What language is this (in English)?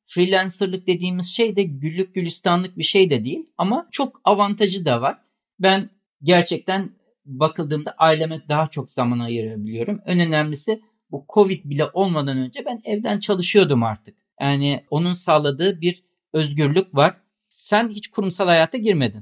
Turkish